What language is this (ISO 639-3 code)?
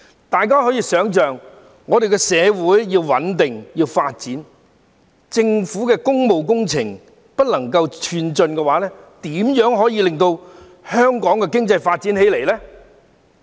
yue